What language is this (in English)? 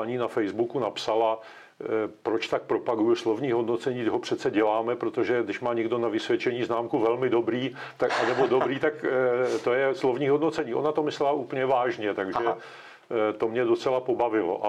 Czech